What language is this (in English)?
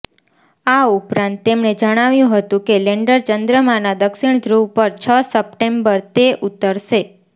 Gujarati